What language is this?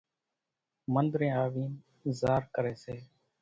Kachi Koli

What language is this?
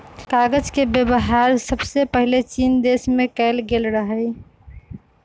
Magahi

